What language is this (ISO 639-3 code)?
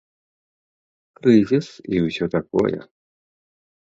bel